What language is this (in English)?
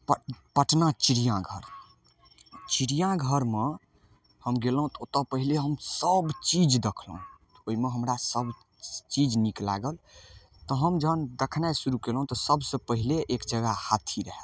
Maithili